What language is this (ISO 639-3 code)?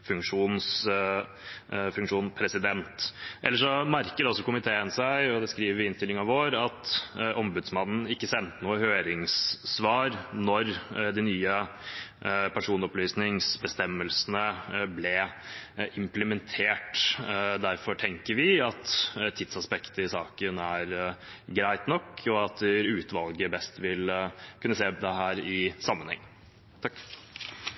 nob